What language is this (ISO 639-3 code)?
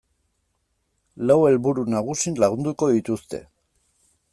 eus